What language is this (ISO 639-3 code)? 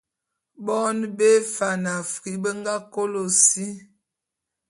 bum